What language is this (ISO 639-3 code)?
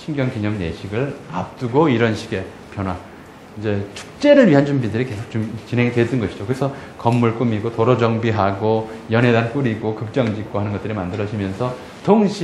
kor